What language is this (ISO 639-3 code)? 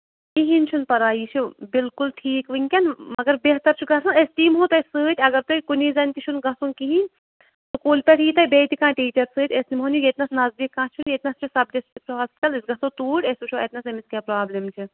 kas